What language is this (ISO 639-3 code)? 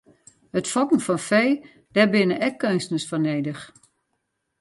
fry